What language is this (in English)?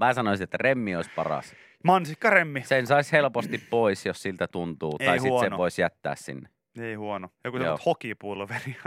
Finnish